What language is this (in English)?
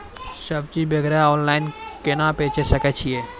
Maithili